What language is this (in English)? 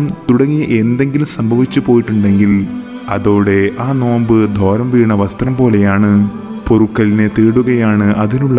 Malayalam